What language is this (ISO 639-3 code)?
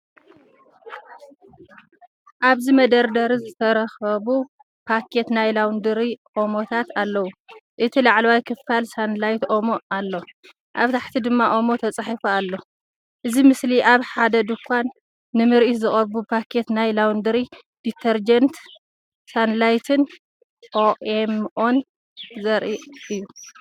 tir